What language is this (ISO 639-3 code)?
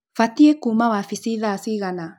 kik